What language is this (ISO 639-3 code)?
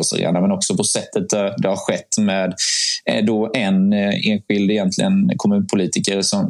swe